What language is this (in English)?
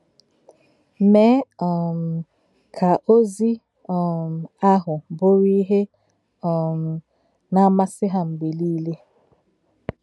Igbo